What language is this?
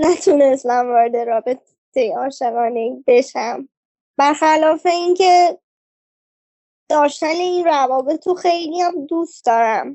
Persian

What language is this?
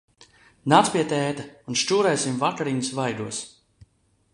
Latvian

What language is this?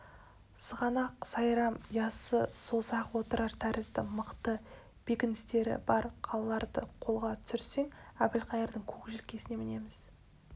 Kazakh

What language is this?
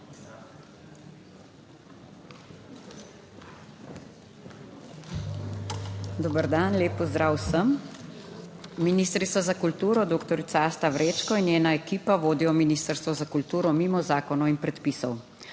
Slovenian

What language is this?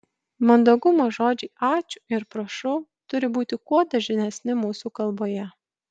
Lithuanian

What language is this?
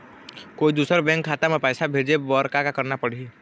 Chhattisgarhi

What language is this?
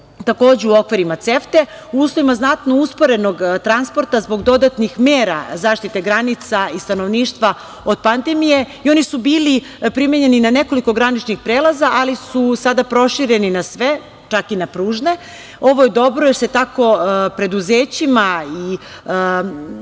Serbian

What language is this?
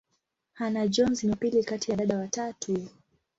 Swahili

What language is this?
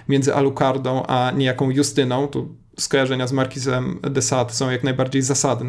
Polish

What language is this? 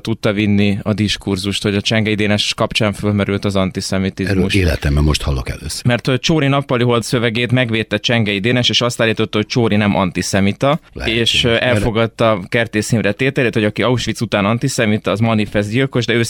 Hungarian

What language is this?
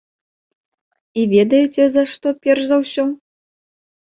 Belarusian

